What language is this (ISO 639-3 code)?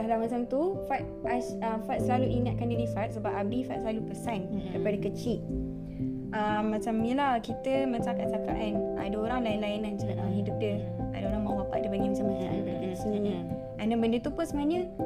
msa